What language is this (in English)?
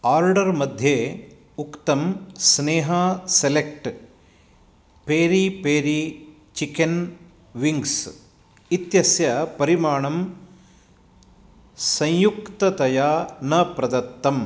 Sanskrit